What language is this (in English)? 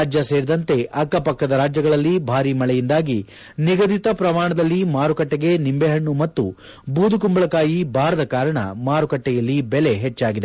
Kannada